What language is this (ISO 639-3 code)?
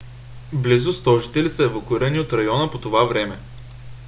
bul